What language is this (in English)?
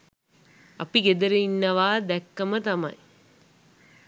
Sinhala